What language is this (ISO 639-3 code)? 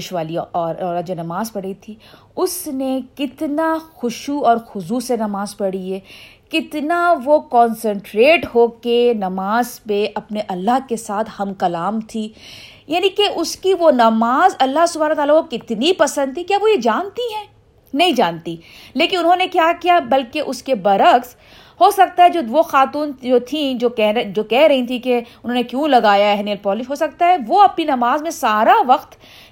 urd